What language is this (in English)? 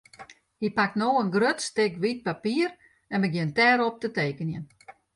Western Frisian